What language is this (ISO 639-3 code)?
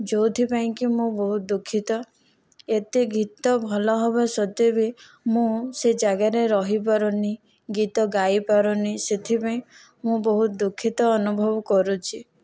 ori